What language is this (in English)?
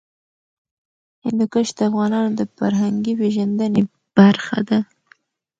Pashto